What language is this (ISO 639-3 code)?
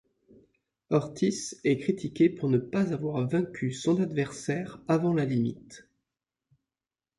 fra